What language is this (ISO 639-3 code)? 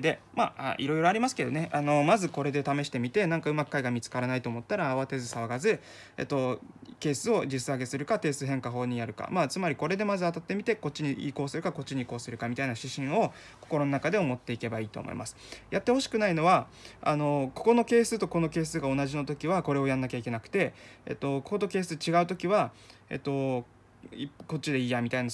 jpn